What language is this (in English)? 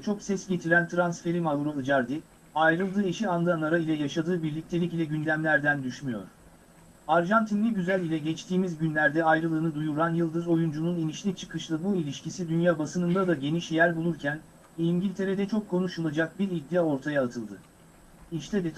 Turkish